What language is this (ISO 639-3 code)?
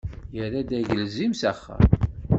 kab